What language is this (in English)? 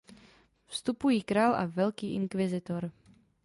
Czech